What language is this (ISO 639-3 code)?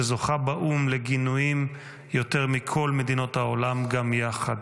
heb